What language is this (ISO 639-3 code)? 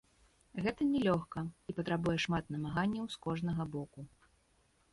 bel